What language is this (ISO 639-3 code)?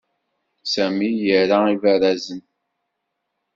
kab